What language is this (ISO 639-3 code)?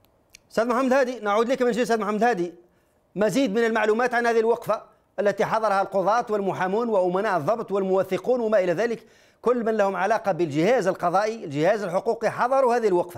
ara